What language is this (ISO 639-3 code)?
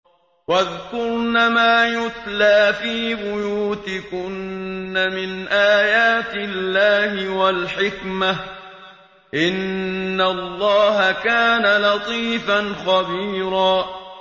ara